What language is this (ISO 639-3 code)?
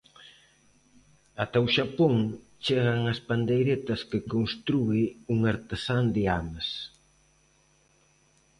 glg